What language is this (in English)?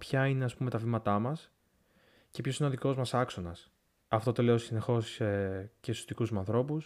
Greek